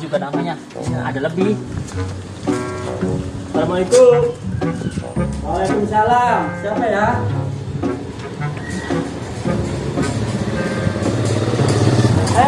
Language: Indonesian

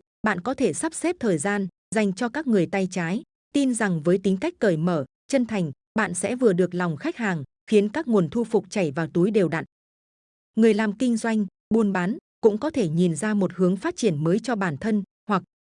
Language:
Vietnamese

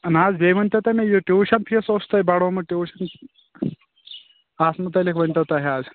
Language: Kashmiri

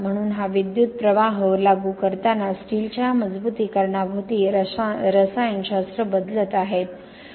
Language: Marathi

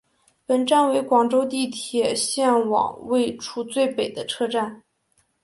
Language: Chinese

